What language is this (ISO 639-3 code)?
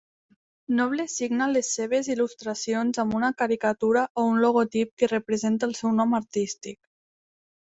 cat